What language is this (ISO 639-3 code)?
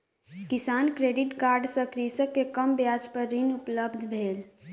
mai